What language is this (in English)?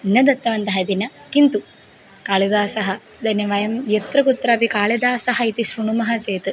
Sanskrit